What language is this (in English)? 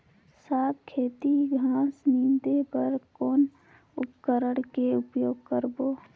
Chhattisgarhi